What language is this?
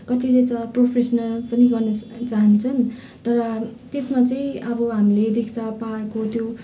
Nepali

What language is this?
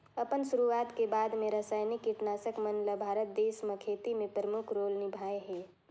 Chhattisgarhi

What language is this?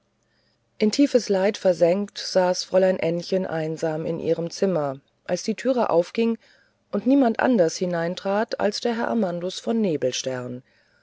German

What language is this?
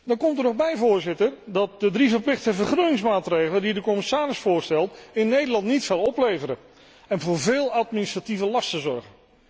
Dutch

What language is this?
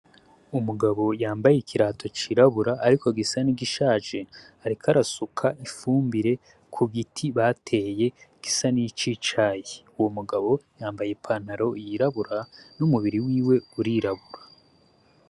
Rundi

